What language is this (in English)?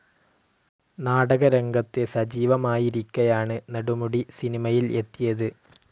Malayalam